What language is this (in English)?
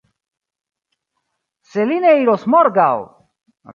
Esperanto